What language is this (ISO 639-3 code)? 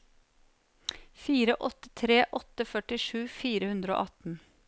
nor